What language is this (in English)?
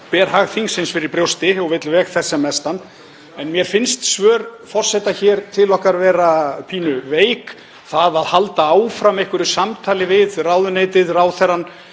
Icelandic